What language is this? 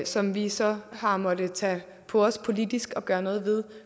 Danish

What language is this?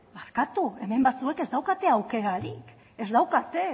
Basque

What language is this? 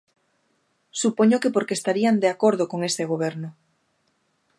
Galician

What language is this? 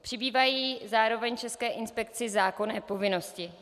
Czech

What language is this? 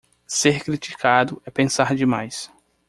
Portuguese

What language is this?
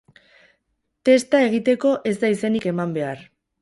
Basque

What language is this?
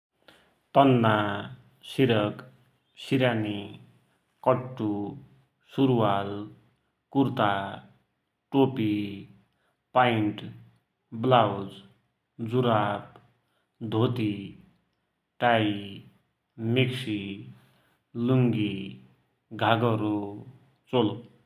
Dotyali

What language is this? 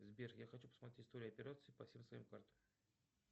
Russian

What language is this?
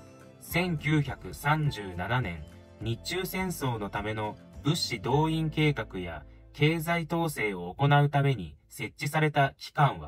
Japanese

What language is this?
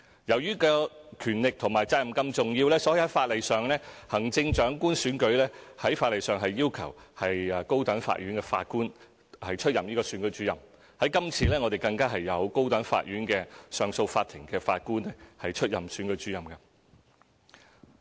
Cantonese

